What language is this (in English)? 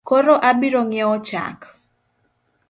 Luo (Kenya and Tanzania)